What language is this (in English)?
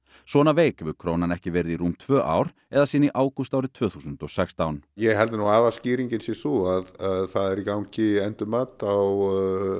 Icelandic